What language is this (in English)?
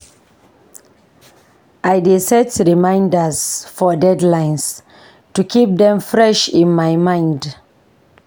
Nigerian Pidgin